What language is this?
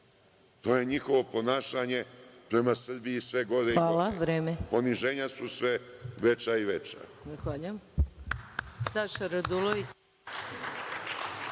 Serbian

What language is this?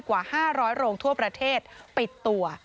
Thai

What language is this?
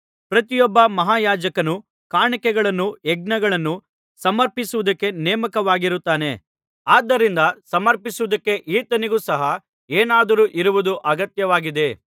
Kannada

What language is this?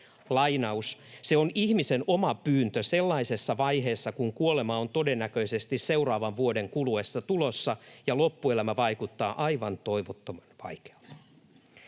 Finnish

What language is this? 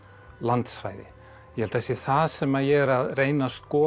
Icelandic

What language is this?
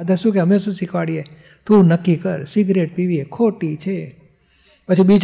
Gujarati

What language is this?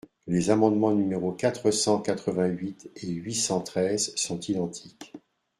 French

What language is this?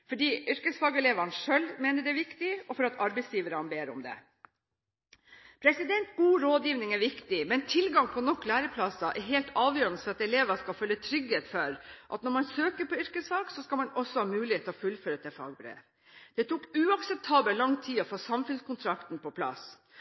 Norwegian Bokmål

